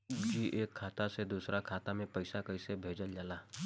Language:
Bhojpuri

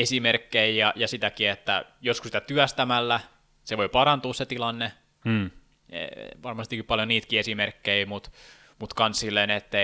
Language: Finnish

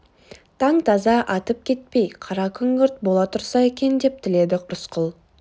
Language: Kazakh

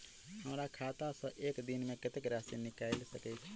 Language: Maithili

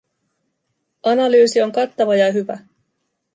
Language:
Finnish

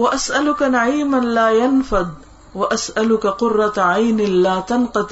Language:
Urdu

